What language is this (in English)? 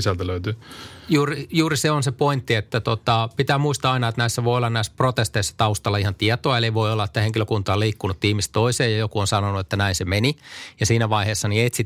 Finnish